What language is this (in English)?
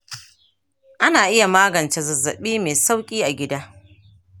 Hausa